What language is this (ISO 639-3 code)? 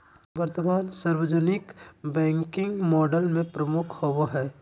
mag